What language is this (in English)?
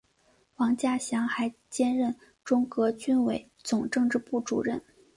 Chinese